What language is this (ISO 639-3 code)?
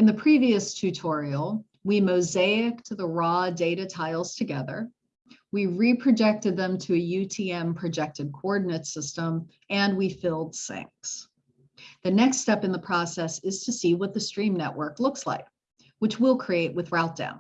eng